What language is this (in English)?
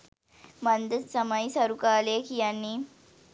Sinhala